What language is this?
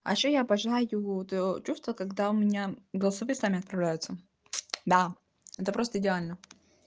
Russian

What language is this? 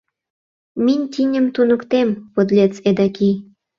Mari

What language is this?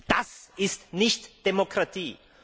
German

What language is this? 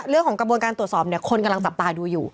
Thai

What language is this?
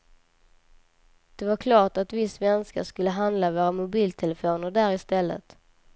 Swedish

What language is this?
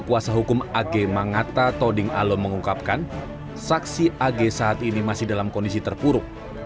Indonesian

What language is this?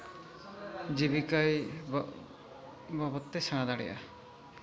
Santali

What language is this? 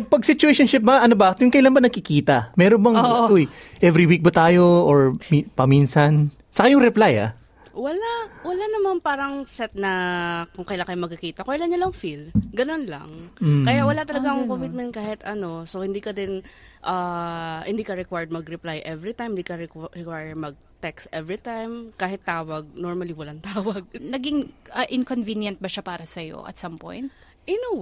Filipino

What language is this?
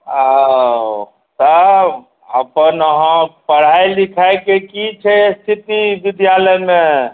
Maithili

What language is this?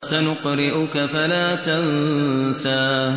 Arabic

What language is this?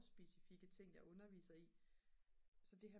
Danish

